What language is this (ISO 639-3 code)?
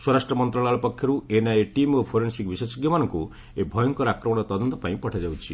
ori